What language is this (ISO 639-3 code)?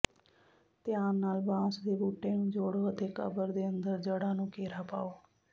pan